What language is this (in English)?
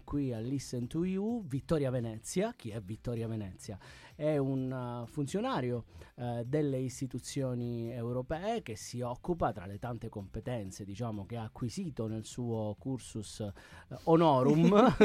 Italian